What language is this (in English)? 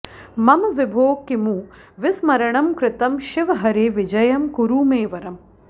Sanskrit